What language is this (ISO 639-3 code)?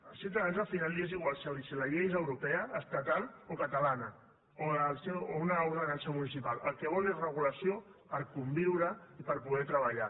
cat